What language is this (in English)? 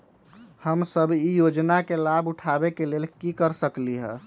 Magahi